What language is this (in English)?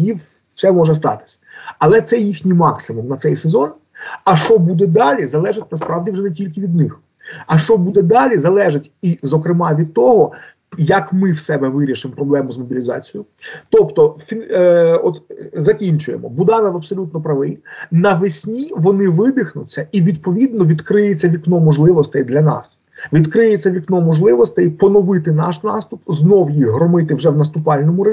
Ukrainian